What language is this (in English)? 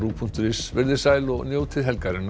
Icelandic